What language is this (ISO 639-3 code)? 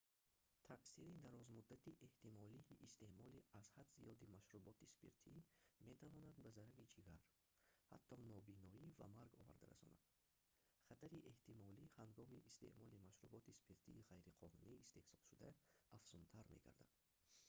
tgk